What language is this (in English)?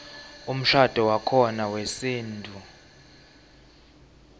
Swati